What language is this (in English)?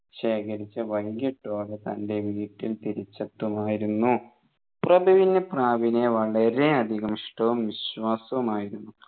Malayalam